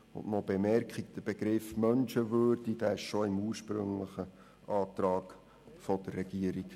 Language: Swiss German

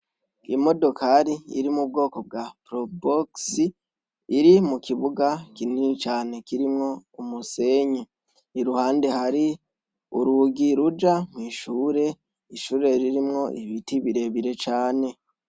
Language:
Rundi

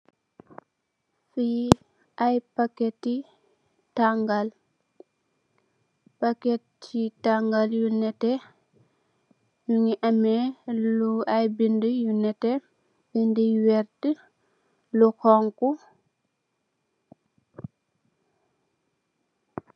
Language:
Wolof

